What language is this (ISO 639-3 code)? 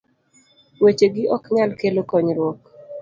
luo